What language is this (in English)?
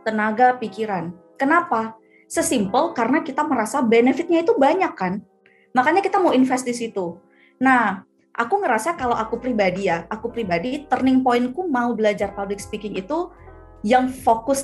Indonesian